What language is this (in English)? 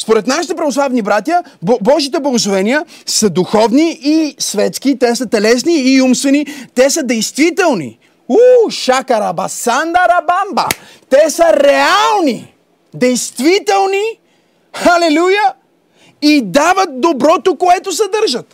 Bulgarian